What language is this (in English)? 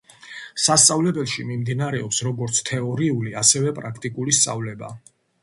Georgian